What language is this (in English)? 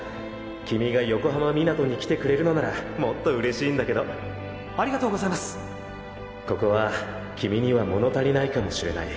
Japanese